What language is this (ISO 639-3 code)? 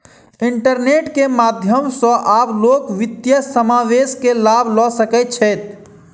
mai